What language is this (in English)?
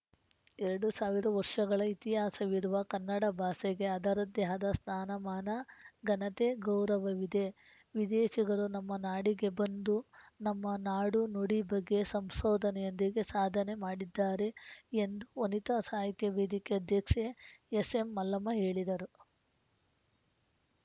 Kannada